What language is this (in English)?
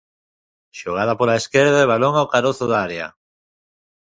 Galician